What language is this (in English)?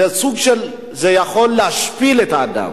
Hebrew